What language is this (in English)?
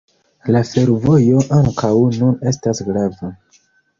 Esperanto